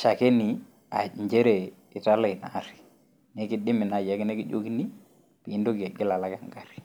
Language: Masai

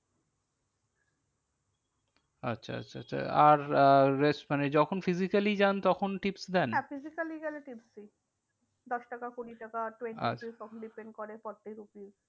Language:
Bangla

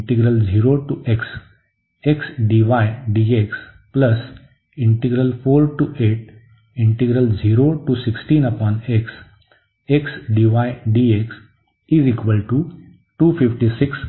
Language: Marathi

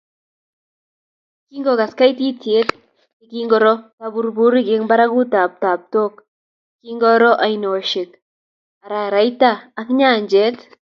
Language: Kalenjin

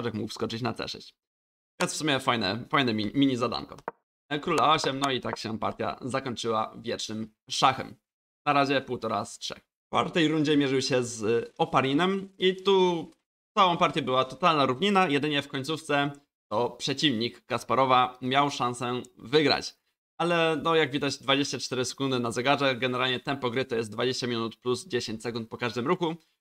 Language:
Polish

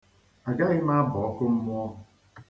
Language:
Igbo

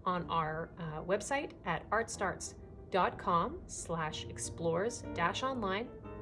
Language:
English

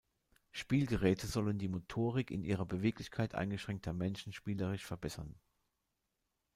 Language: German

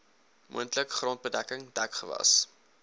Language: Afrikaans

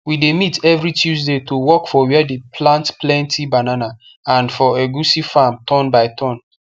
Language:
Nigerian Pidgin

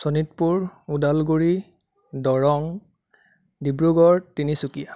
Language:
Assamese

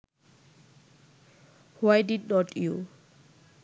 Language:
Bangla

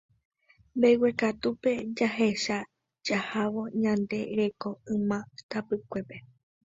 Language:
Guarani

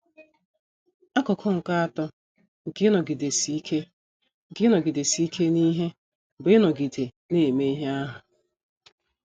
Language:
Igbo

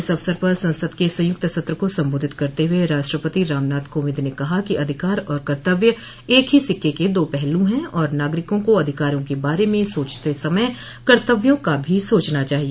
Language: Hindi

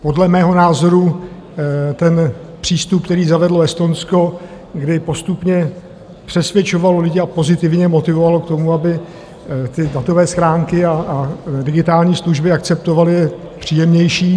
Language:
Czech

